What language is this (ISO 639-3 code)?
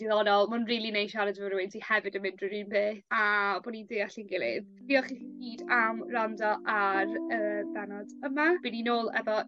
cym